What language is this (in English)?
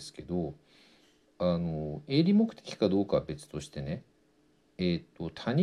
Japanese